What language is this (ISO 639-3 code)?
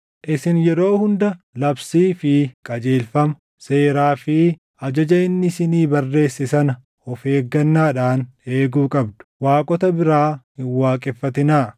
orm